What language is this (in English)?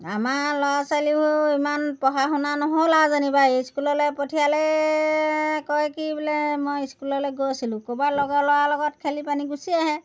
Assamese